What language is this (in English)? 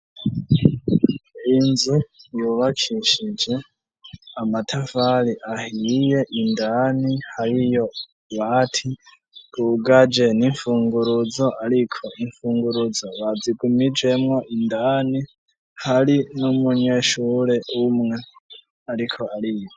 Rundi